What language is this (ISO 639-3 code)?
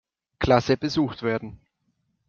deu